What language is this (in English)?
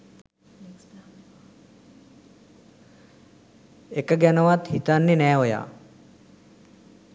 Sinhala